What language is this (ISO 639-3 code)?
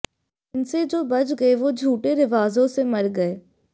hin